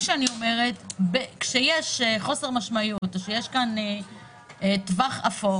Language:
Hebrew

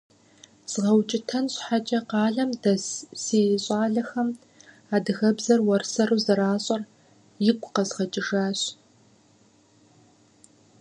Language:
Kabardian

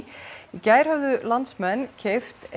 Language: Icelandic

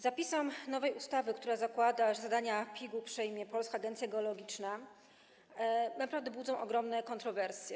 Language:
Polish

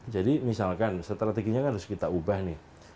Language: Indonesian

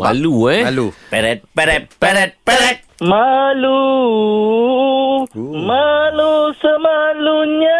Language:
Malay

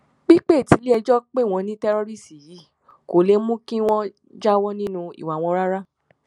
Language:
Yoruba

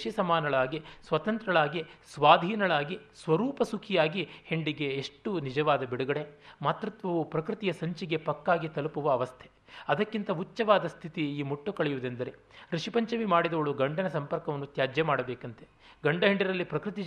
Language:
Kannada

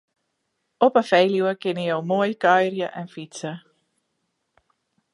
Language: Western Frisian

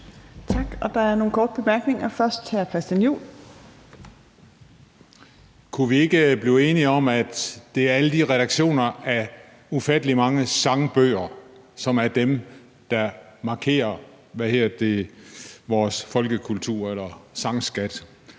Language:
Danish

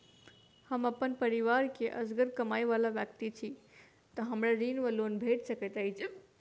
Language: Maithili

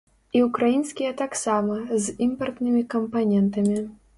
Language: Belarusian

